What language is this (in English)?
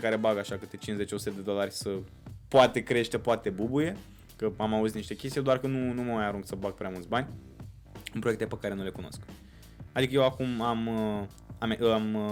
Romanian